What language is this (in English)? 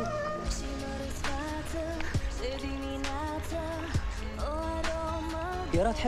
Arabic